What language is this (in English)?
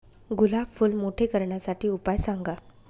Marathi